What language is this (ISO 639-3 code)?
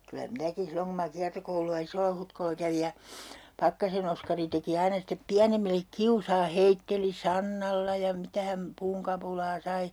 fin